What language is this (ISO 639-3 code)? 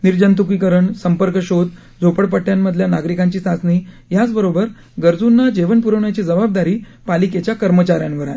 mar